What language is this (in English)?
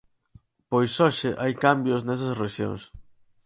Galician